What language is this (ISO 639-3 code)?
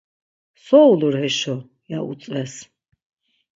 lzz